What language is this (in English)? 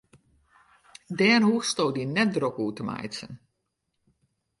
Western Frisian